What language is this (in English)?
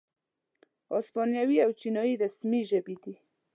Pashto